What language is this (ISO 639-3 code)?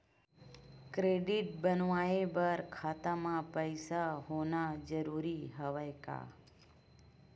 hne